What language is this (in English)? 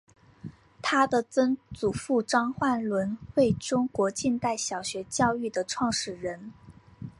Chinese